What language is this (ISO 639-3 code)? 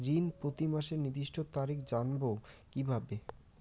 ben